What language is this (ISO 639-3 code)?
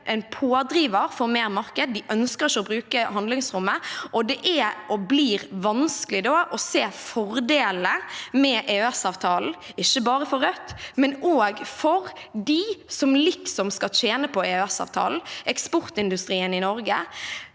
nor